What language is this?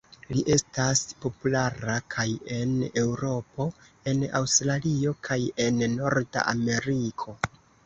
Esperanto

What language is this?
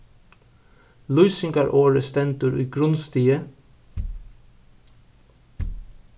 Faroese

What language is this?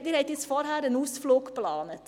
Swiss German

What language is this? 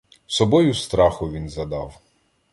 Ukrainian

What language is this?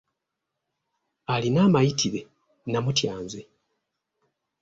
Ganda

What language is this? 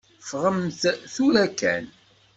Kabyle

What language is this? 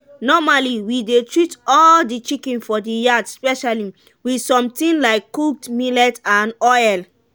Nigerian Pidgin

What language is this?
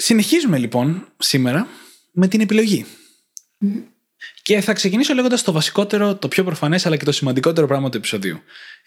Greek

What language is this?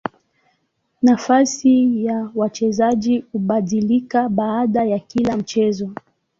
Swahili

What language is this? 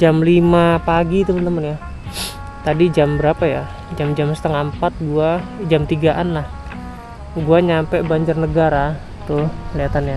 Indonesian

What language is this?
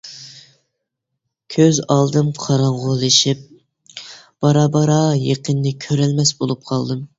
Uyghur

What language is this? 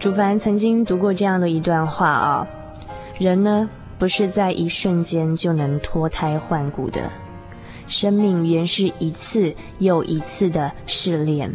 Chinese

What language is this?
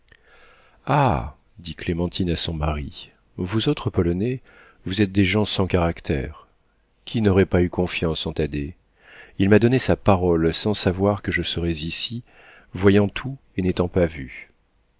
French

